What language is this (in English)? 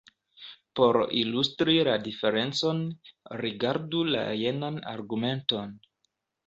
Esperanto